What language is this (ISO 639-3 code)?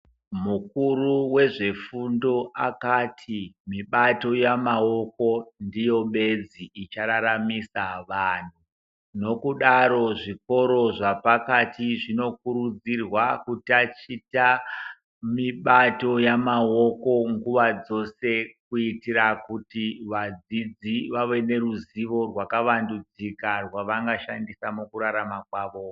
ndc